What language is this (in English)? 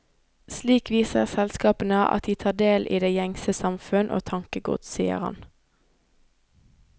Norwegian